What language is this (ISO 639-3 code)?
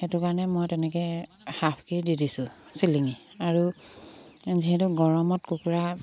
asm